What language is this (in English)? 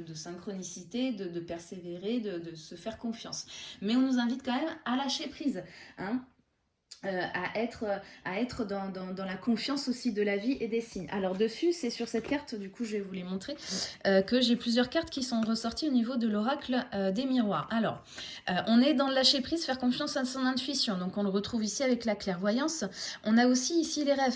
French